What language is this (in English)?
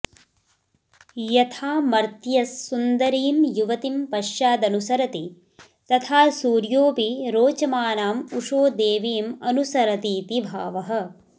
Sanskrit